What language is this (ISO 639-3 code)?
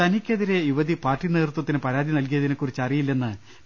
mal